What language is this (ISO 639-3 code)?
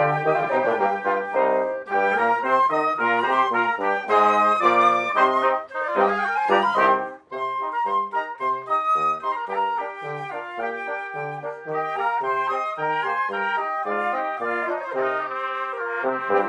eng